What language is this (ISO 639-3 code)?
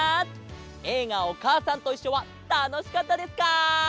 jpn